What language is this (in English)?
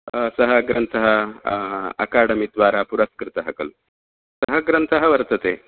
Sanskrit